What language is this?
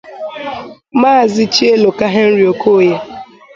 Igbo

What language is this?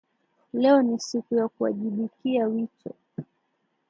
Swahili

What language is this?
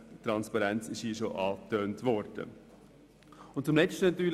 Swiss German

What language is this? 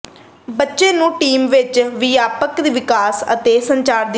Punjabi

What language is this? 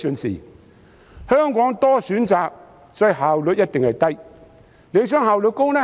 Cantonese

